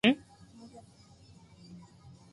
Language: Japanese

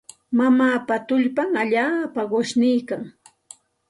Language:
Santa Ana de Tusi Pasco Quechua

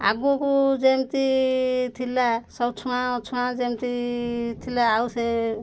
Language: Odia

